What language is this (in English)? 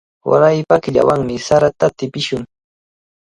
Cajatambo North Lima Quechua